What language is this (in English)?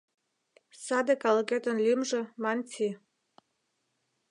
Mari